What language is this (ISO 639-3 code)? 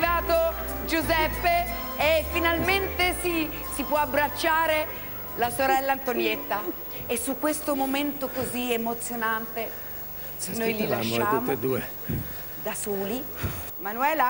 ita